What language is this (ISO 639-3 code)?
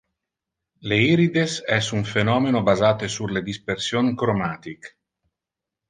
ina